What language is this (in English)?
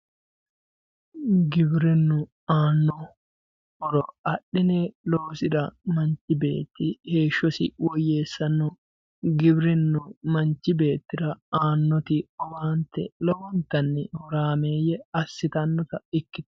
Sidamo